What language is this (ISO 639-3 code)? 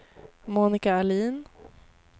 swe